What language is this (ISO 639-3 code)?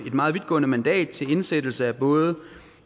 dan